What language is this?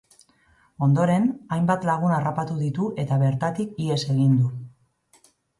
Basque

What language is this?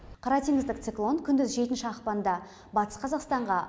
Kazakh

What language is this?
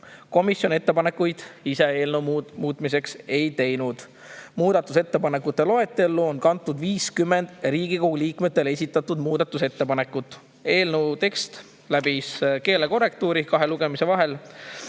Estonian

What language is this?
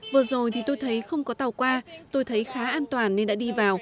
Vietnamese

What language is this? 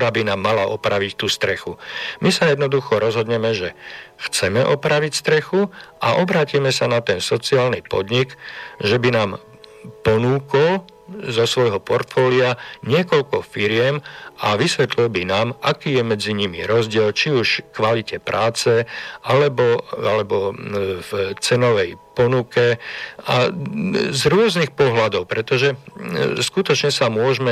Slovak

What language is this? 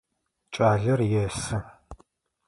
Adyghe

